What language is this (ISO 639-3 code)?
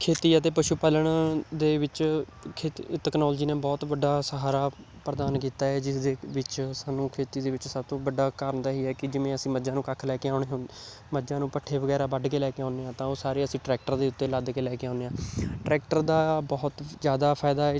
pan